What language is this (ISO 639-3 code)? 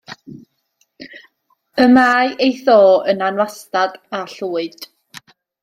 cym